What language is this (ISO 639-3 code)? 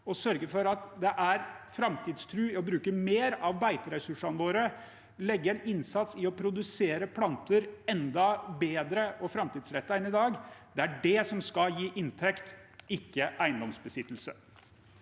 nor